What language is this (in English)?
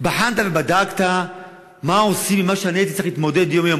Hebrew